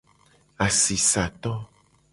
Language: Gen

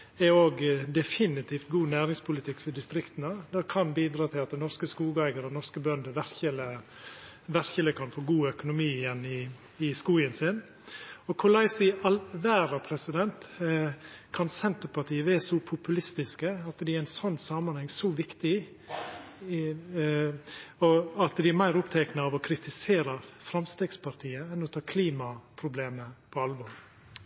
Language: Norwegian Nynorsk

